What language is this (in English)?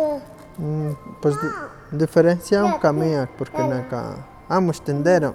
Huaxcaleca Nahuatl